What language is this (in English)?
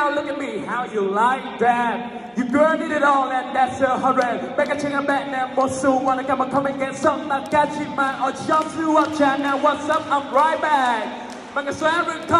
Vietnamese